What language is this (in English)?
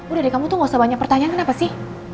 Indonesian